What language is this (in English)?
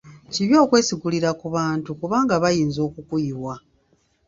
Ganda